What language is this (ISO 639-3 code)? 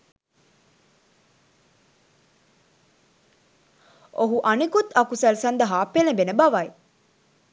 sin